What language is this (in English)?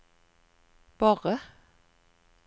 Norwegian